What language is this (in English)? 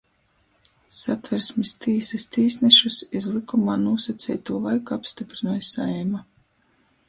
Latgalian